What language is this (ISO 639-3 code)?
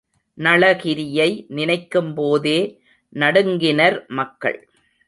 tam